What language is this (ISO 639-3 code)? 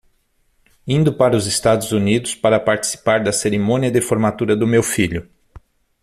por